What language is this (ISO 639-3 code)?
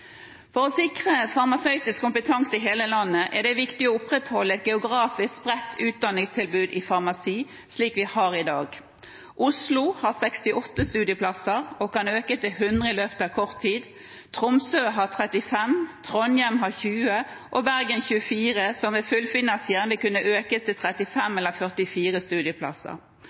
nob